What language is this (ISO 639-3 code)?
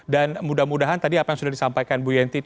ind